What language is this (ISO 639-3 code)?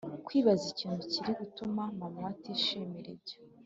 kin